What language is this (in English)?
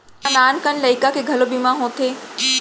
Chhattisgarhi